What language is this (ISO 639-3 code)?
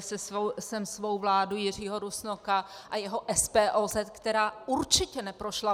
ces